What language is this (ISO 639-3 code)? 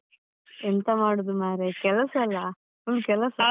kan